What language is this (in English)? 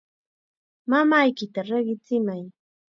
Chiquián Ancash Quechua